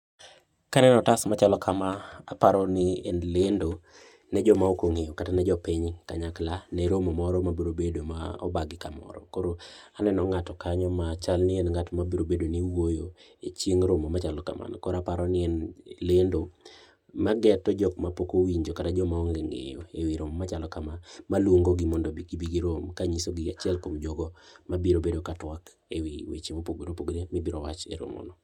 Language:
Luo (Kenya and Tanzania)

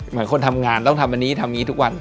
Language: Thai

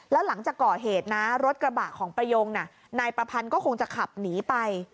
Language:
Thai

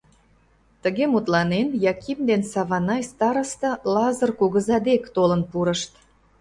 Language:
Mari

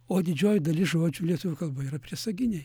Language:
Lithuanian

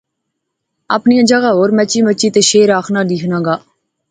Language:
Pahari-Potwari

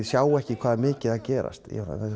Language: Icelandic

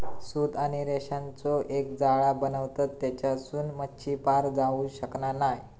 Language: Marathi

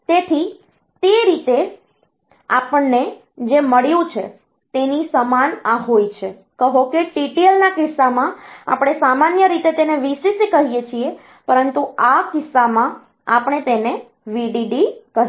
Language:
Gujarati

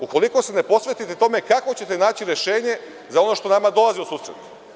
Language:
Serbian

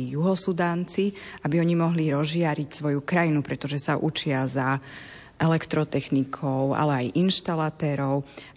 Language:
Slovak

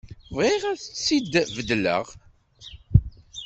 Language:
Kabyle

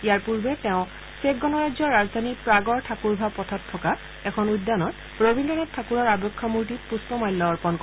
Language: Assamese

